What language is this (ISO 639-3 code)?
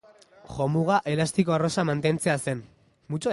eus